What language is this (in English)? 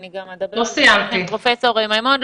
Hebrew